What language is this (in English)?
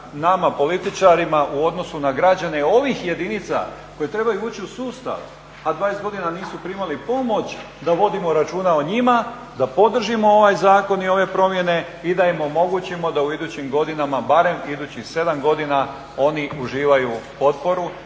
Croatian